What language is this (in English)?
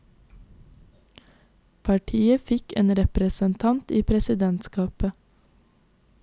Norwegian